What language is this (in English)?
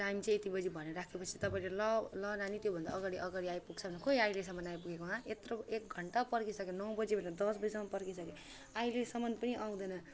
Nepali